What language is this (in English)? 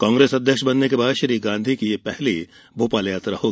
Hindi